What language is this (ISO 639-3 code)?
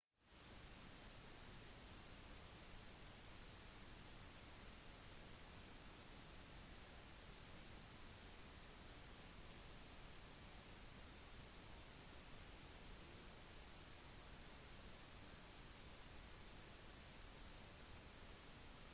nob